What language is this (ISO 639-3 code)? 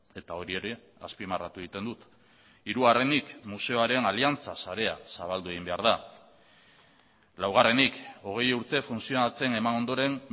eus